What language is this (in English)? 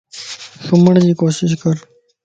Lasi